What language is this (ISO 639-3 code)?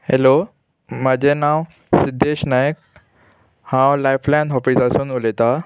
kok